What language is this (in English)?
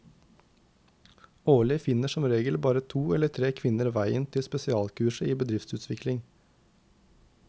Norwegian